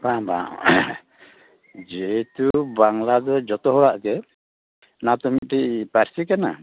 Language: Santali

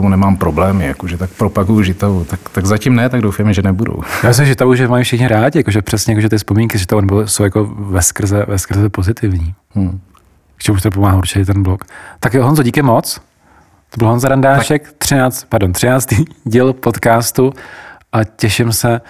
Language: Czech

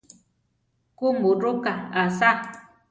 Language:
Central Tarahumara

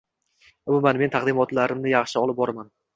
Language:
Uzbek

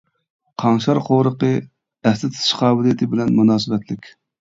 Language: Uyghur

